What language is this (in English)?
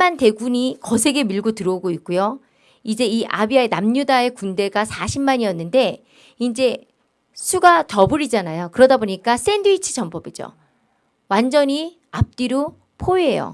Korean